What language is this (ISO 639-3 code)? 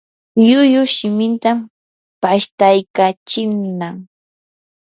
qur